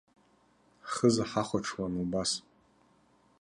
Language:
Abkhazian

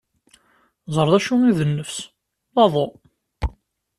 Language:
Kabyle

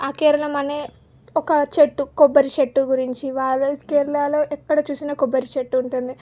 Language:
Telugu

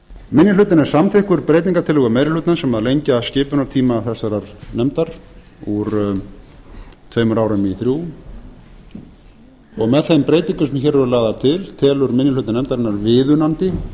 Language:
Icelandic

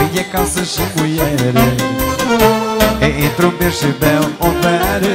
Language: Romanian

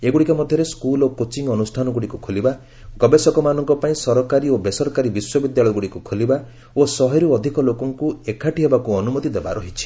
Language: Odia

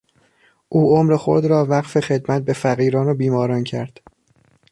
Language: Persian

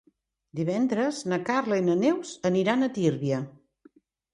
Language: Catalan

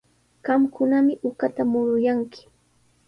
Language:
Sihuas Ancash Quechua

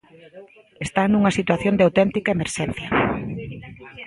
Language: Galician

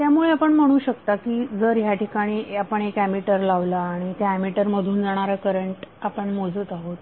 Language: Marathi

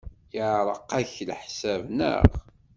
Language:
Kabyle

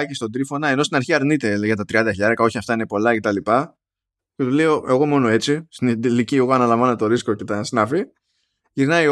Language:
Greek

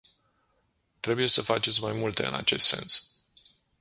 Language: Romanian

